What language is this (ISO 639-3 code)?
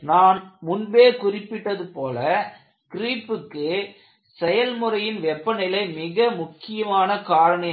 tam